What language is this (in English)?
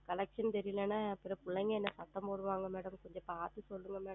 Tamil